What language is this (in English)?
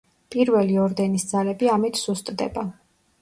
Georgian